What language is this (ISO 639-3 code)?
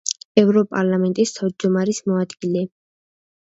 kat